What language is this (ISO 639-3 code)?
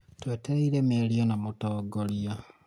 kik